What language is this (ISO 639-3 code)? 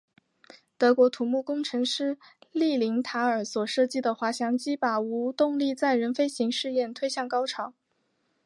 zho